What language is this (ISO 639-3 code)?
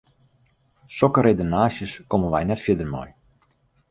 fry